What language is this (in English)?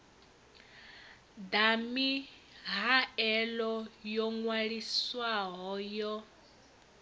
Venda